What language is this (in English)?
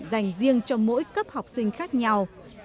Vietnamese